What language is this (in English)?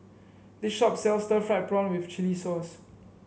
English